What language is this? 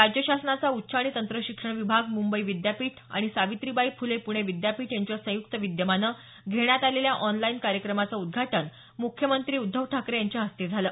Marathi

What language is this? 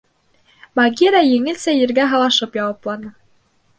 Bashkir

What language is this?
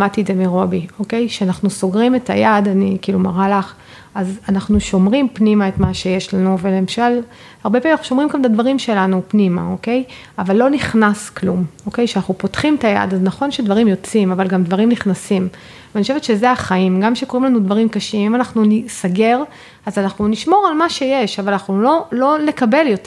Hebrew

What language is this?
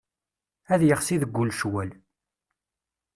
Kabyle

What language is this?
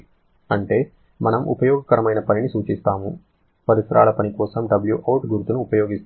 Telugu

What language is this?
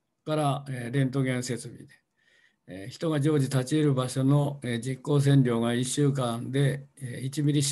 Japanese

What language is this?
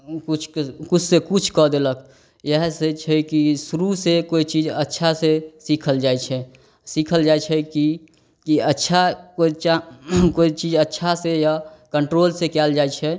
Maithili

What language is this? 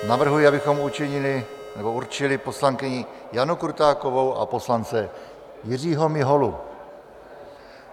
Czech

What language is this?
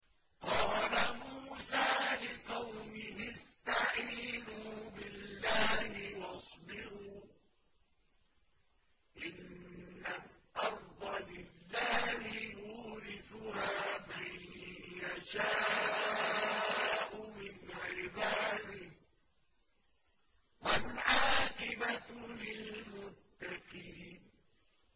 Arabic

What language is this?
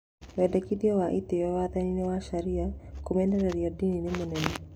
Kikuyu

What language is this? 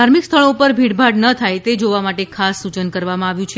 Gujarati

